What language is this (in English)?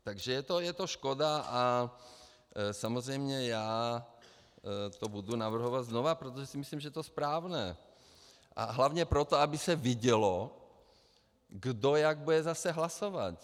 Czech